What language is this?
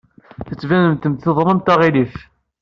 Kabyle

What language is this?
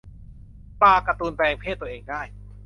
Thai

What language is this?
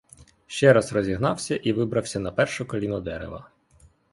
Ukrainian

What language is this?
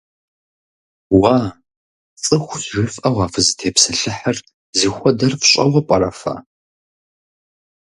Kabardian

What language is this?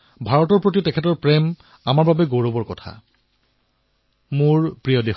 Assamese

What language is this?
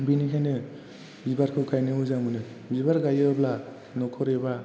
Bodo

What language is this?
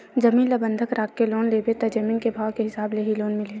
Chhattisgarhi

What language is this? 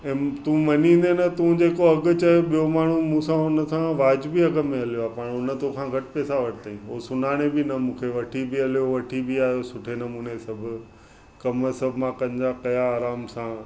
Sindhi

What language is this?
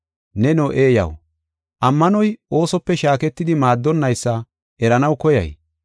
Gofa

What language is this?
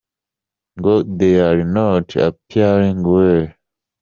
Kinyarwanda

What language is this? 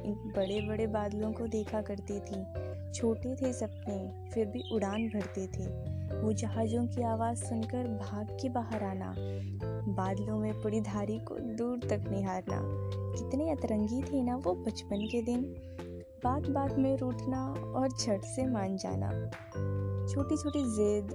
Hindi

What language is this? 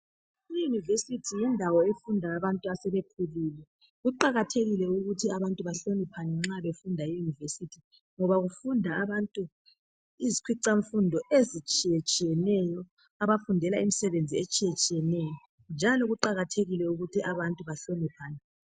North Ndebele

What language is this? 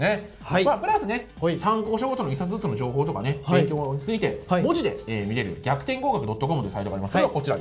Japanese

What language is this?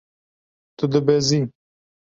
Kurdish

